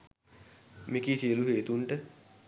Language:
Sinhala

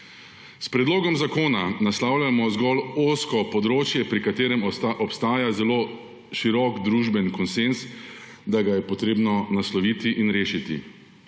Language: Slovenian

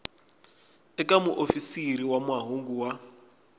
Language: Tsonga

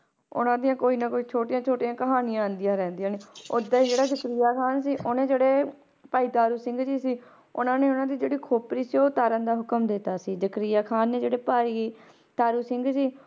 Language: Punjabi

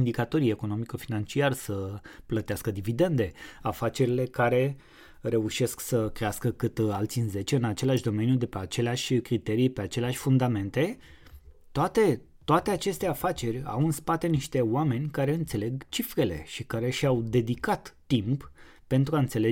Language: Romanian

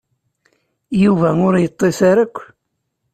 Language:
Kabyle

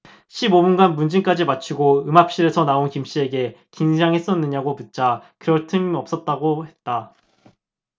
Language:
Korean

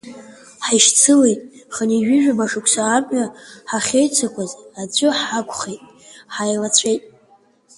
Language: Abkhazian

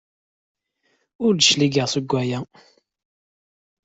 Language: Kabyle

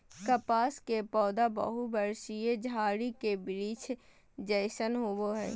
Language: Magahi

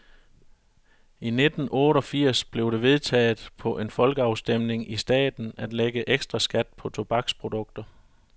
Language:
Danish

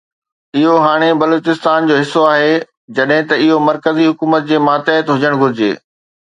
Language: Sindhi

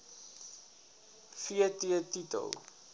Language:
Afrikaans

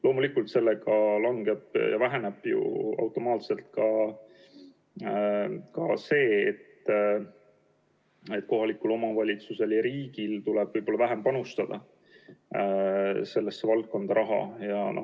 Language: Estonian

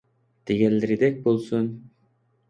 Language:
Uyghur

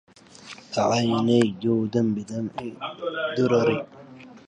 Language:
Arabic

